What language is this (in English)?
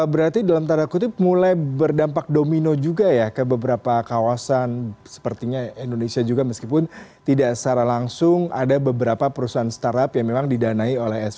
Indonesian